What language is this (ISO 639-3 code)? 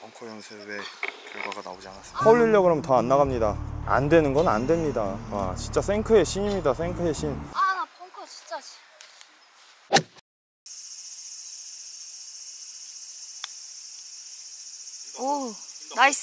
kor